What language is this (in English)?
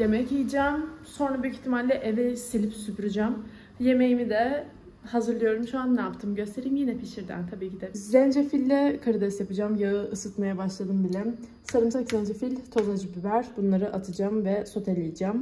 Turkish